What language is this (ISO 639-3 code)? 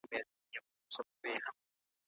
pus